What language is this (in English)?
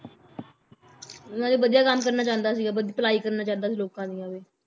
Punjabi